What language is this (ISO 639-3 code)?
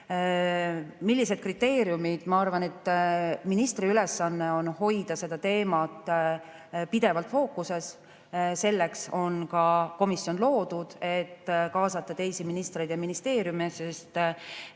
est